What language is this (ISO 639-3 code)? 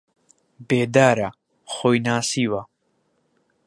ckb